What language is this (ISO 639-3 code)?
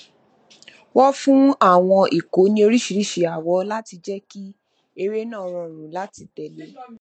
yor